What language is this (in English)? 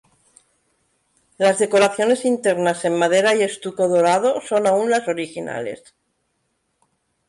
Spanish